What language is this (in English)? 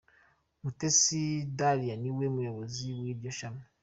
Kinyarwanda